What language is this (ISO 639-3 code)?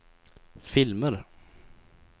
swe